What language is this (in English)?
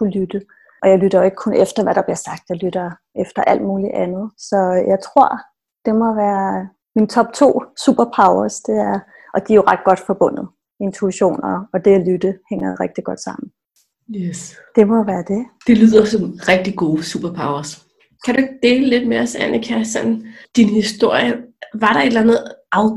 Danish